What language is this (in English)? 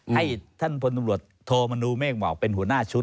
Thai